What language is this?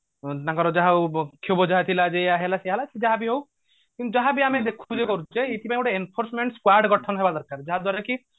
Odia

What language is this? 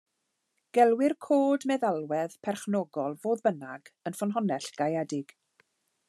Welsh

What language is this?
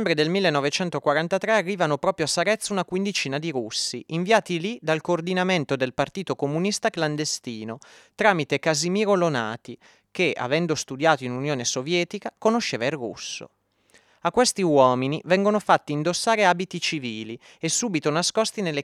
Italian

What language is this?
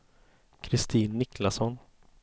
Swedish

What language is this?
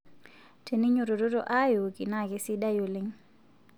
Masai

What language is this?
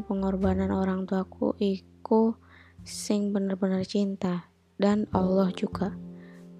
Indonesian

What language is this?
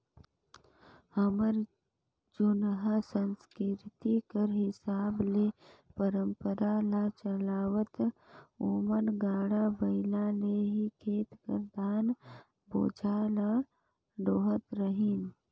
Chhattisgarhi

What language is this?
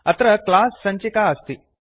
Sanskrit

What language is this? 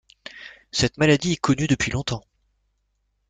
French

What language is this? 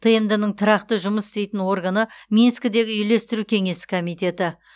Kazakh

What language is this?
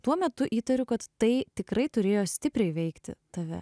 Lithuanian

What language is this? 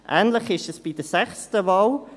Swiss German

